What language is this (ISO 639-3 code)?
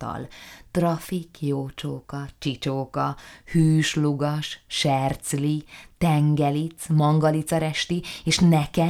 hun